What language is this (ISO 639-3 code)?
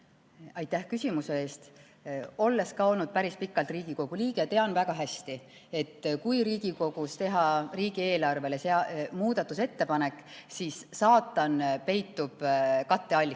est